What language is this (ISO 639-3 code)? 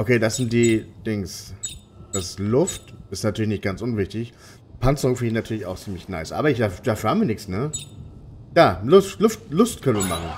deu